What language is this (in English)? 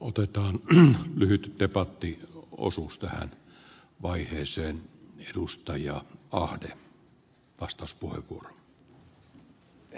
Finnish